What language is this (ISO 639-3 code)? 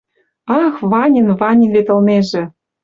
mrj